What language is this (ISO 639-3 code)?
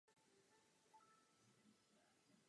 ces